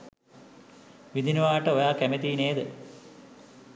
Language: Sinhala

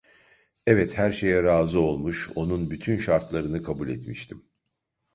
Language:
Turkish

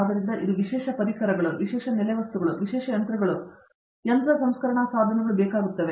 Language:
Kannada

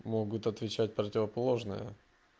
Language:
Russian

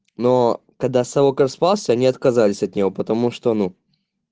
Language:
Russian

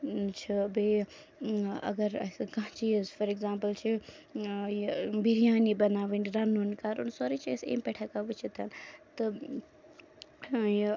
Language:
Kashmiri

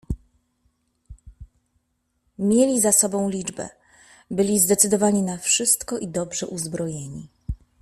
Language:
Polish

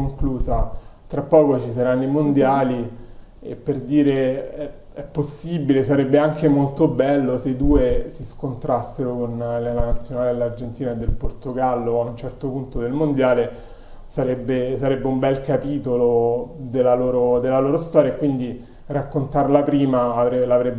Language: Italian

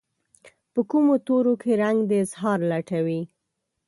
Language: Pashto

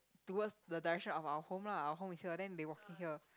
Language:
English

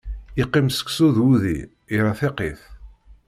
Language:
Kabyle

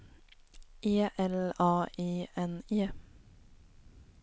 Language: Swedish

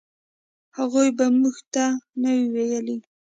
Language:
Pashto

